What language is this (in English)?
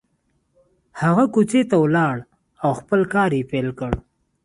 Pashto